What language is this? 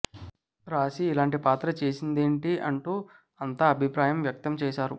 Telugu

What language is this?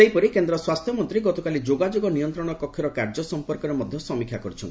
Odia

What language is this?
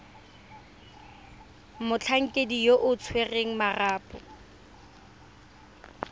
Tswana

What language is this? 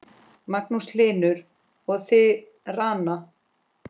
Icelandic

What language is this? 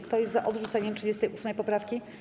Polish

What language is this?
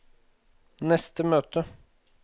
Norwegian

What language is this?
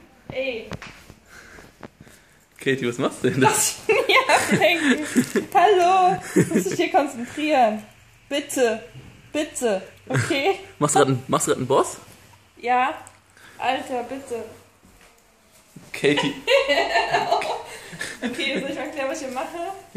German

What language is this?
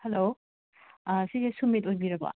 Manipuri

